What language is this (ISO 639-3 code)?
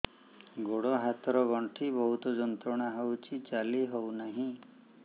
ori